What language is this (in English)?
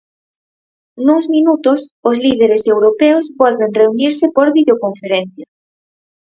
Galician